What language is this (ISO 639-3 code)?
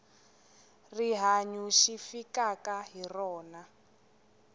tso